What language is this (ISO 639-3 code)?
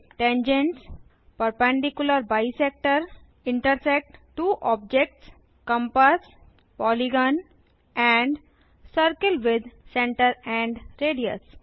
hin